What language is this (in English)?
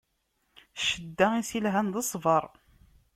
Kabyle